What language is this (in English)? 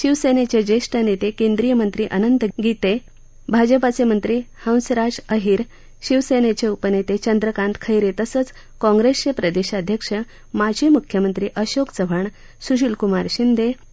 Marathi